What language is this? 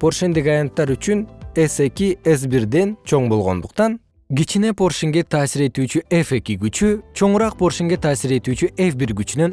Kyrgyz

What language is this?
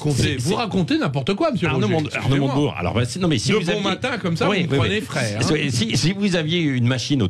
French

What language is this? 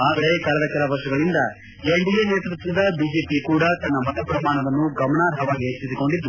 Kannada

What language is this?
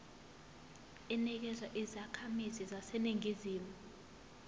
Zulu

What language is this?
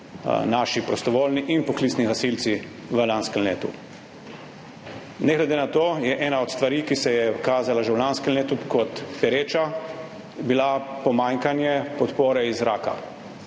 Slovenian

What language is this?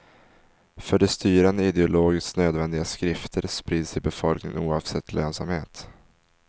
Swedish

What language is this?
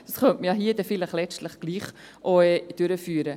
Swiss German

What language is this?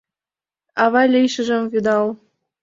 Mari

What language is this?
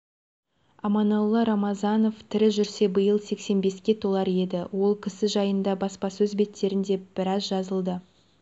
Kazakh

